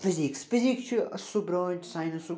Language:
Kashmiri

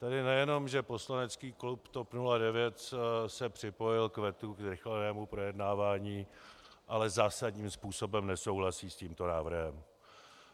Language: Czech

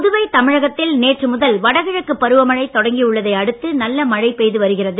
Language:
Tamil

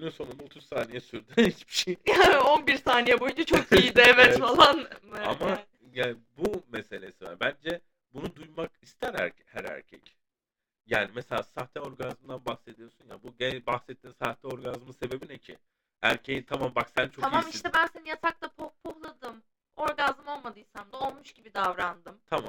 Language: Turkish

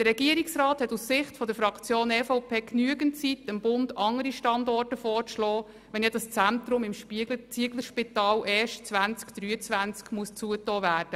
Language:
Swiss German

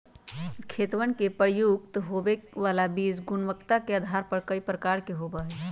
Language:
Magahi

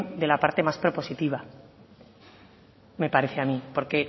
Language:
Spanish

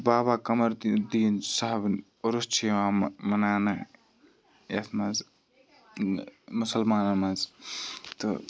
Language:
Kashmiri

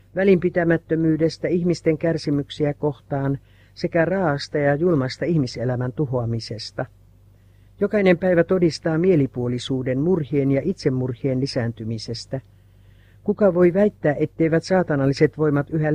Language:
Finnish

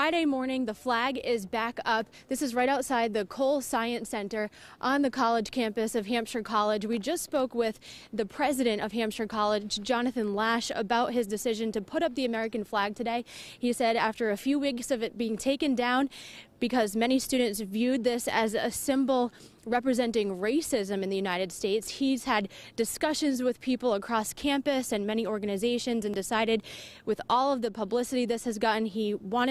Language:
English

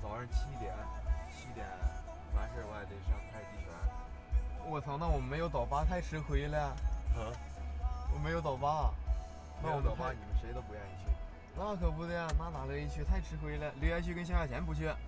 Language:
Chinese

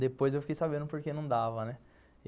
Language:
Portuguese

